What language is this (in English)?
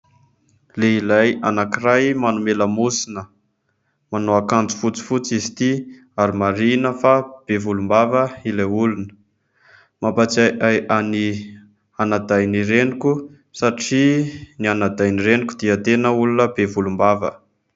Malagasy